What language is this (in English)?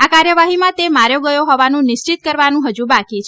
Gujarati